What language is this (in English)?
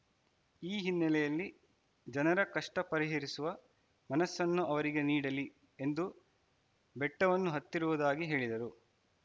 Kannada